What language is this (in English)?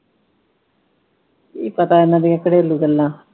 Punjabi